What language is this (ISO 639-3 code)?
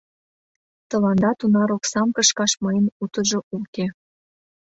chm